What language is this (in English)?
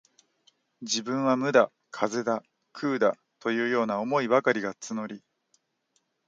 Japanese